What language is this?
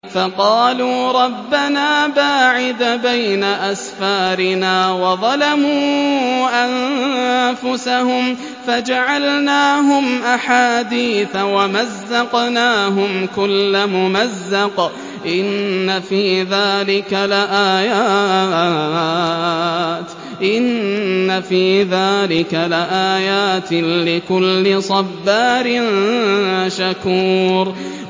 Arabic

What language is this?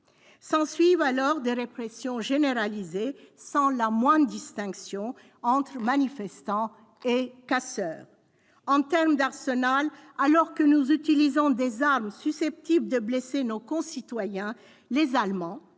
French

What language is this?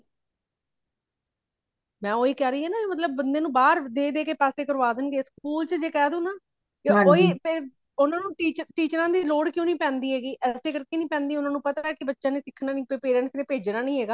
Punjabi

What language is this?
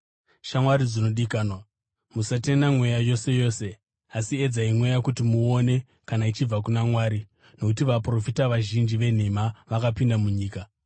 Shona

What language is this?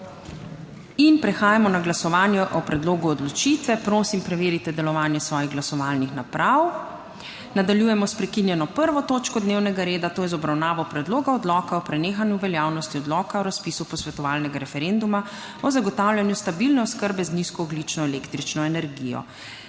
Slovenian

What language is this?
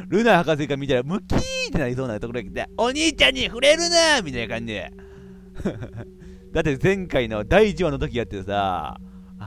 Japanese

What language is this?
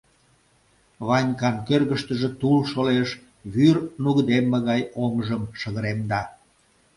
Mari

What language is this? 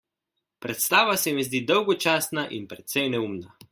Slovenian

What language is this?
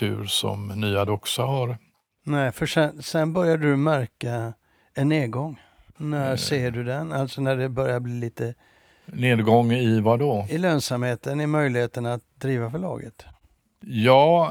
Swedish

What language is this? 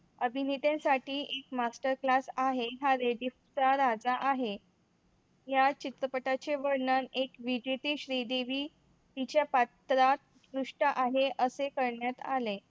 Marathi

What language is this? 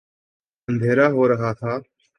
Urdu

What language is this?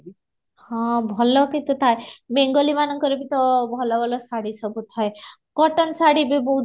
Odia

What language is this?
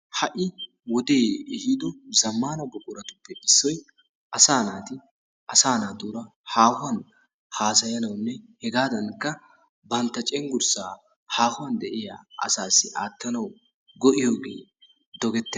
Wolaytta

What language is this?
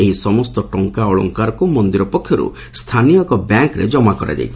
Odia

